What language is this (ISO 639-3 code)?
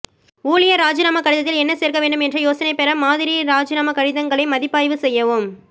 tam